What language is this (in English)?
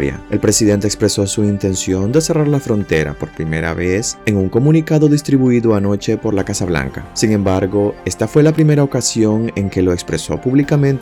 Spanish